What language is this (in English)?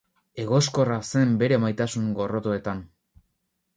Basque